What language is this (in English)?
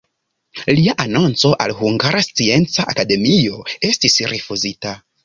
Esperanto